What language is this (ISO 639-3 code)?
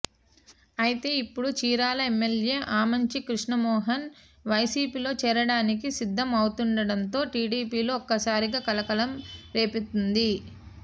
tel